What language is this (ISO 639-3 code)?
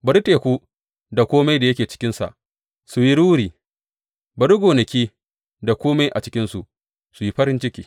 hau